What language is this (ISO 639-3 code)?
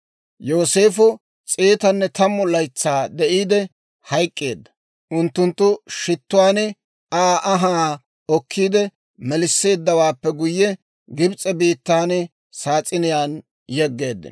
dwr